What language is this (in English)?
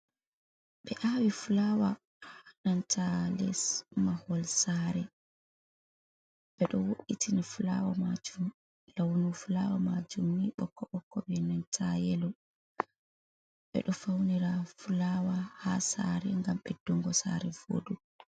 Fula